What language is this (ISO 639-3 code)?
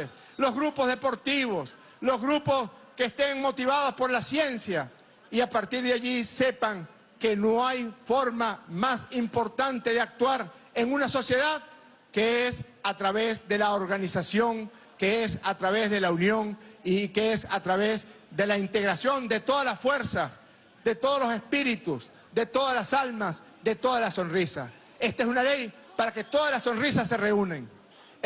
spa